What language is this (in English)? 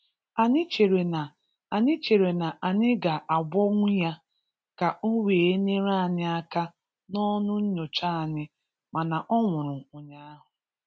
Igbo